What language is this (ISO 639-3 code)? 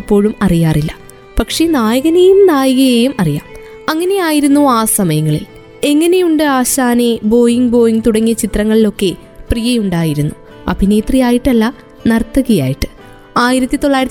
mal